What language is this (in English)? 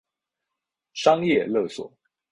Chinese